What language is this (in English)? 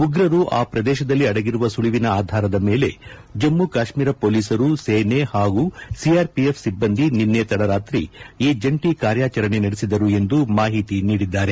Kannada